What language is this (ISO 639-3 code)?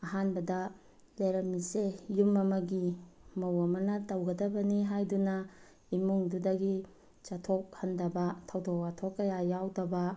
mni